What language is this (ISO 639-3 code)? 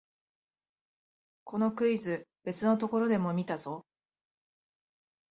jpn